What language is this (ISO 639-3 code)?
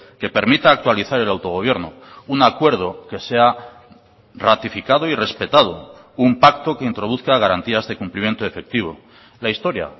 spa